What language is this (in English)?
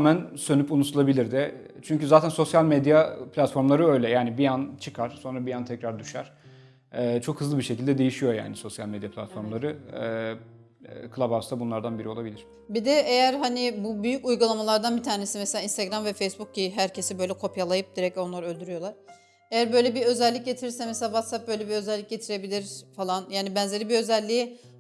Turkish